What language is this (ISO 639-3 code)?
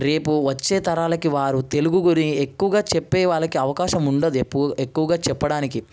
tel